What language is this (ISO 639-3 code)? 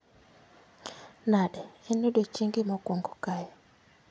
luo